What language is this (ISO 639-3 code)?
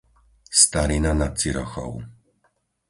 slk